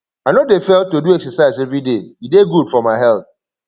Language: Nigerian Pidgin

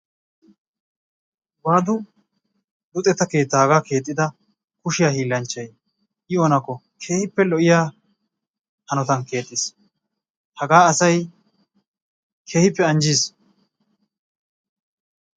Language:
Wolaytta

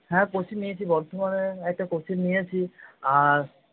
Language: Bangla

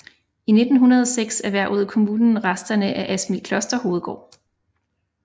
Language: Danish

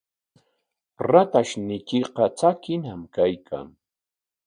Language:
Corongo Ancash Quechua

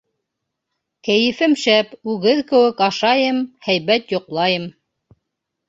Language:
Bashkir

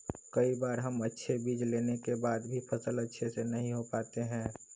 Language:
Magahi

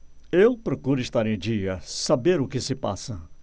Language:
Portuguese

